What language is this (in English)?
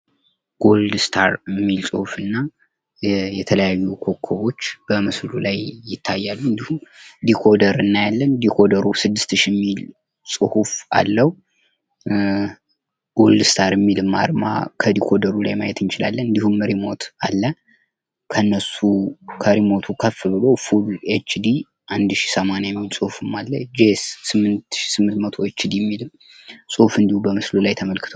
Amharic